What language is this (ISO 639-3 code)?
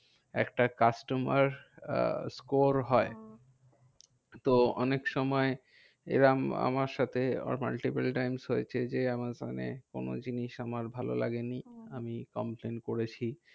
ben